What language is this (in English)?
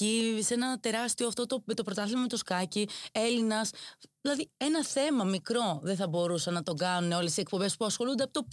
Greek